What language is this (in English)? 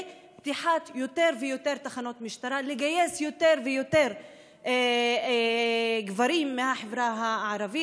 Hebrew